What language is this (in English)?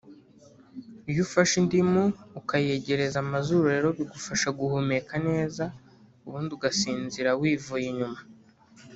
Kinyarwanda